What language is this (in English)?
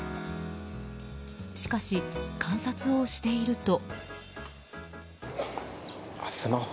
Japanese